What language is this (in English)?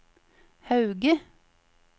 Norwegian